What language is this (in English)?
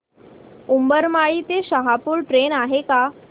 Marathi